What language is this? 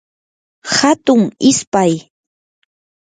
Yanahuanca Pasco Quechua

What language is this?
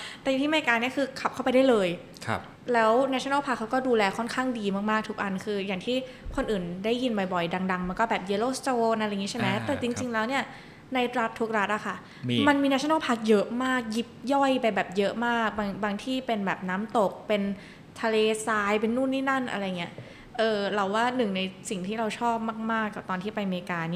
Thai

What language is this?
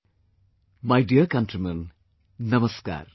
English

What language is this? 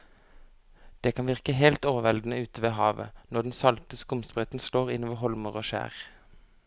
Norwegian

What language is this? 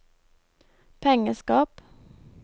Norwegian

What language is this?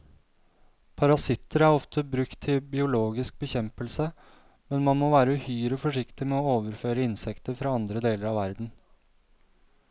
Norwegian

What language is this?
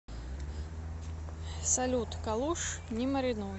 Russian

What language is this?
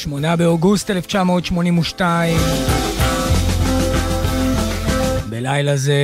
Hebrew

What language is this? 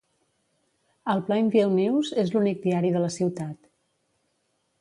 Catalan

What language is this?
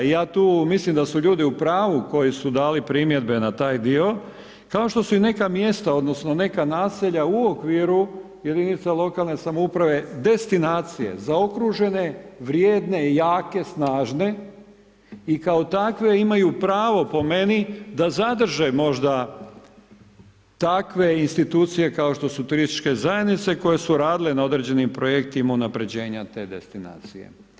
Croatian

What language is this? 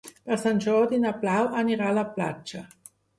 Catalan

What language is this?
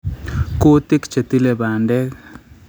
Kalenjin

